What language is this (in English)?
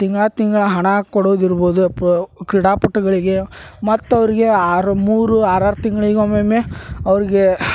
Kannada